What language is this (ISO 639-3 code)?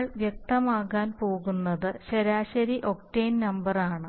mal